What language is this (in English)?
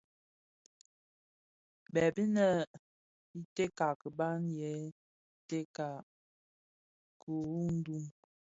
Bafia